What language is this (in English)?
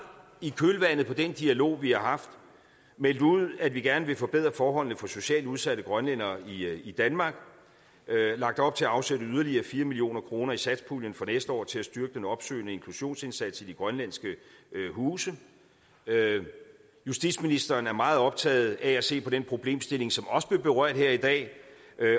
Danish